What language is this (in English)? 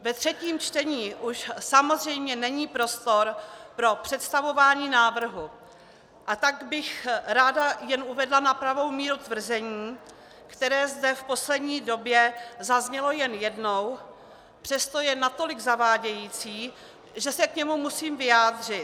Czech